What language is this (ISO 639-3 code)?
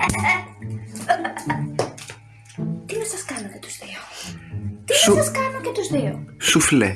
ell